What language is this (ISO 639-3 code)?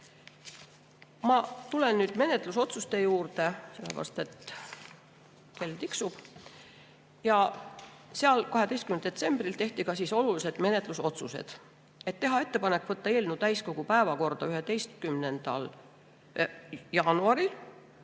est